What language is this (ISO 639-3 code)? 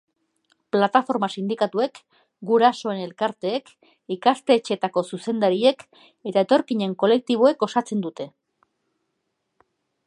eus